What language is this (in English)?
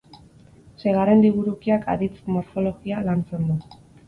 Basque